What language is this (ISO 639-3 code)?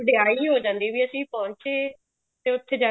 pan